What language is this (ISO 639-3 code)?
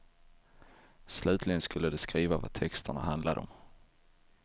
swe